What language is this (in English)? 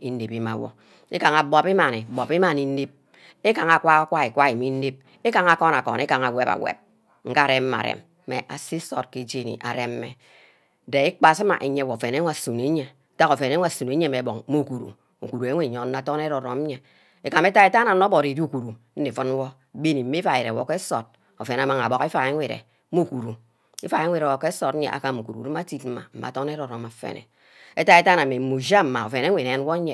Ubaghara